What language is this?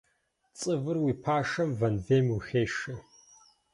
Kabardian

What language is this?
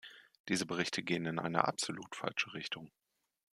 German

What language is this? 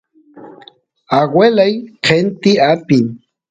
Santiago del Estero Quichua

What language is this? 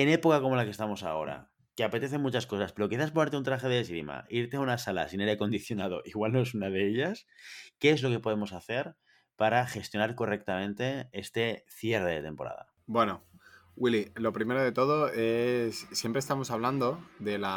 Spanish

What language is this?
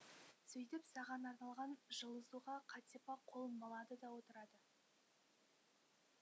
Kazakh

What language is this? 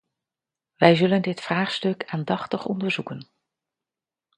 Dutch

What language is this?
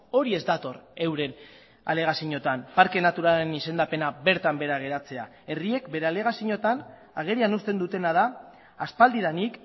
Basque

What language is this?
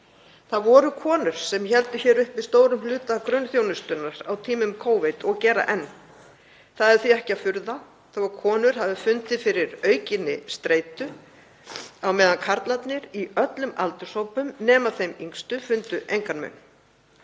Icelandic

